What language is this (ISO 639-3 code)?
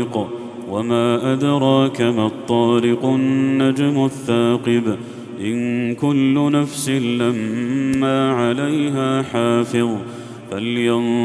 ara